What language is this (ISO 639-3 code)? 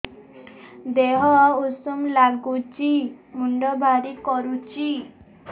ori